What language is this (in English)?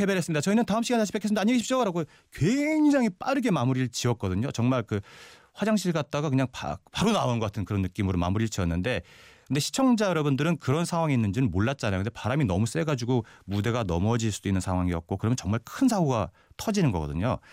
Korean